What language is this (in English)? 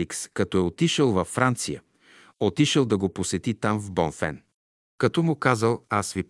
Bulgarian